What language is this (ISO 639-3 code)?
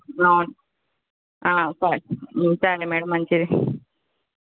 tel